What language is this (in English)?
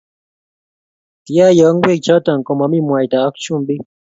Kalenjin